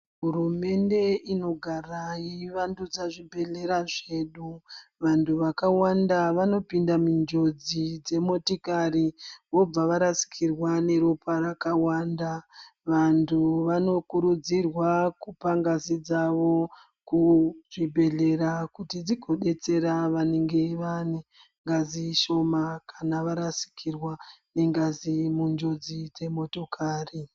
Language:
Ndau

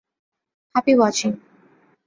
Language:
Bangla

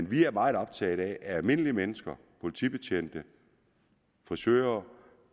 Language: Danish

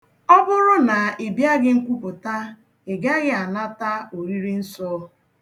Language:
Igbo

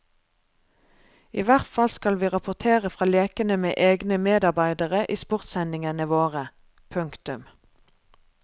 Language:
Norwegian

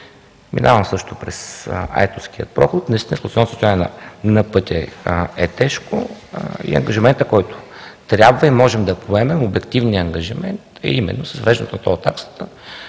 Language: Bulgarian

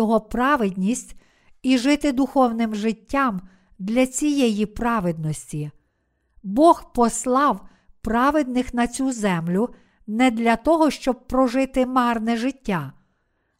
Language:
Ukrainian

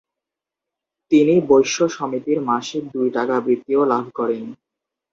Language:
Bangla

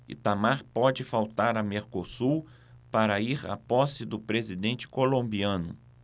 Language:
Portuguese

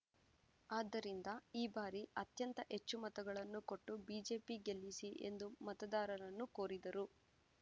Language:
Kannada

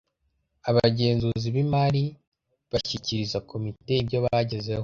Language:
Kinyarwanda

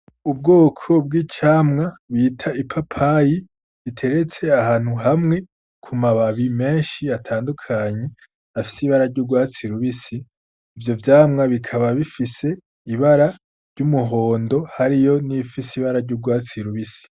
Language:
Rundi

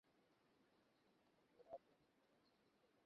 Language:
Bangla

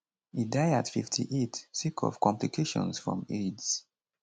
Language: Nigerian Pidgin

